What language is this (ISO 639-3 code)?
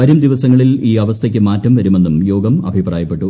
mal